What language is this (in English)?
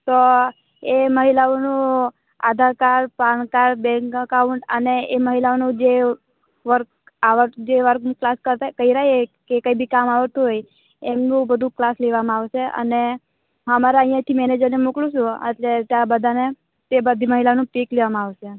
Gujarati